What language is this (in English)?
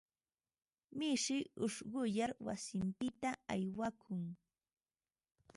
Ambo-Pasco Quechua